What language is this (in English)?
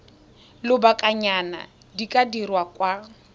Tswana